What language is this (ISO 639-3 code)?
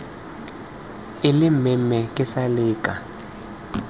tsn